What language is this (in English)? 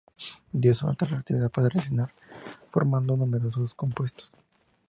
Spanish